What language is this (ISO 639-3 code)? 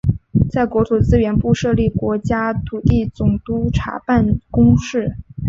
zho